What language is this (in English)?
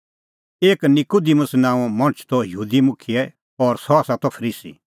Kullu Pahari